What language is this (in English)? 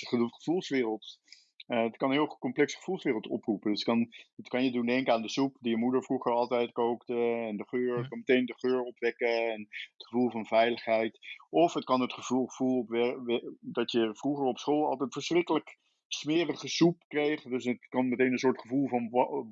Dutch